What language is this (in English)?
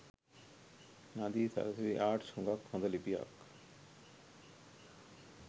Sinhala